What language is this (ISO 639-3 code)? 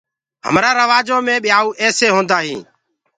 ggg